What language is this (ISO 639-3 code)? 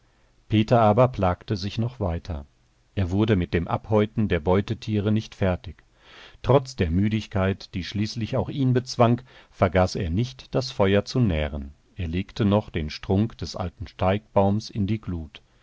deu